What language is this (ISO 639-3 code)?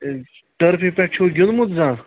kas